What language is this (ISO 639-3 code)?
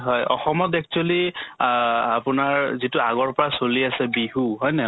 asm